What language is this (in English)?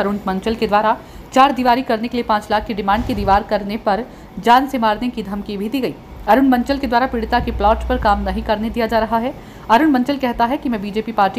Hindi